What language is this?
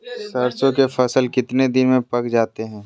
Magahi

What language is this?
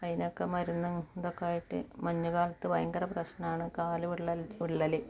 Malayalam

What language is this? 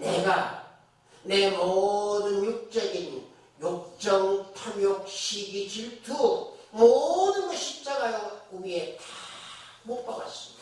Korean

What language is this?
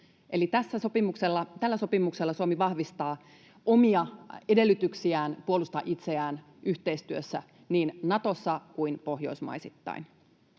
Finnish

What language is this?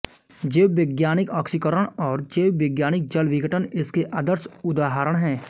Hindi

